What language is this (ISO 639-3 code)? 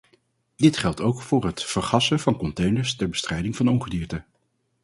nld